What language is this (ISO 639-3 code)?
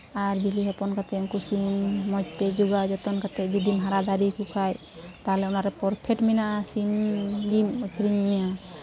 sat